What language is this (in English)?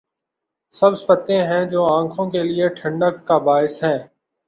Urdu